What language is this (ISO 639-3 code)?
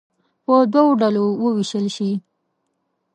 pus